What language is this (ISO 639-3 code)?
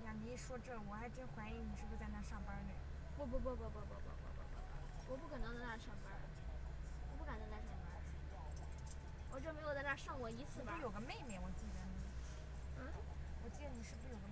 zho